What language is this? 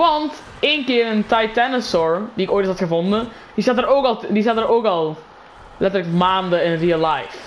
Dutch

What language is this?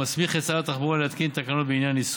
Hebrew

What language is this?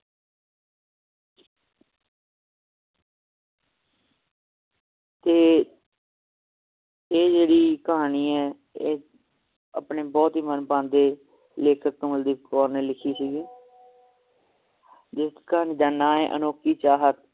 Punjabi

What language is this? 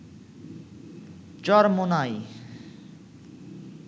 Bangla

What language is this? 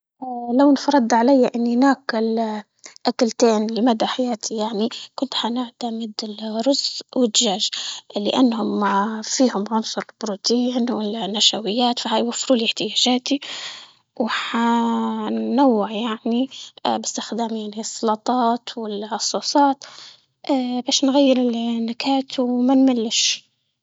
Libyan Arabic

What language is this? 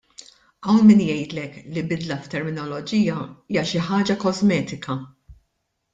Maltese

